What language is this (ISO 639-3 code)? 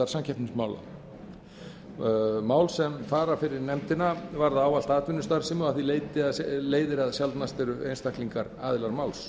isl